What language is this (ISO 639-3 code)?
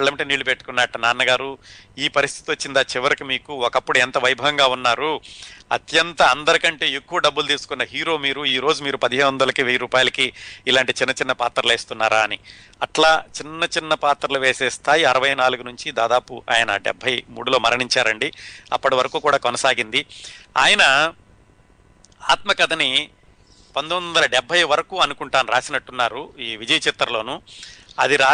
tel